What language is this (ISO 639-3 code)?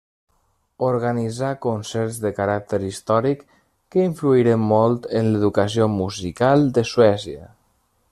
cat